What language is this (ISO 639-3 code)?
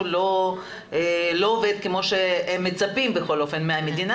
heb